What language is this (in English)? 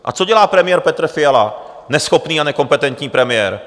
Czech